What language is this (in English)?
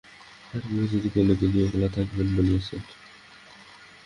Bangla